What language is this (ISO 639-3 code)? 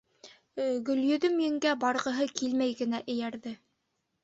bak